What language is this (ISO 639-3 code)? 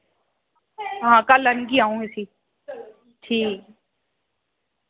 doi